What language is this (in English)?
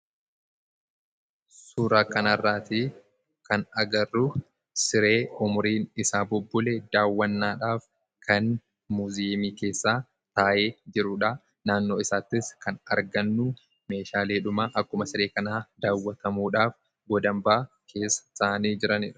Oromo